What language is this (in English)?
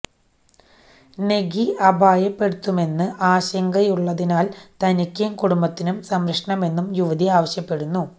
Malayalam